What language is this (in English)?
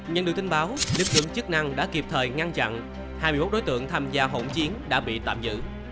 Vietnamese